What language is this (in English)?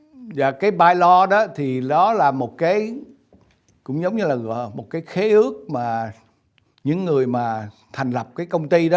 Vietnamese